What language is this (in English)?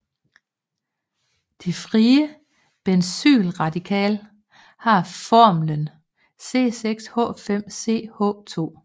Danish